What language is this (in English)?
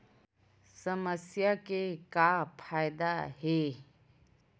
Chhattisgarhi